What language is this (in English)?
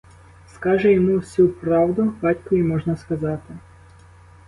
Ukrainian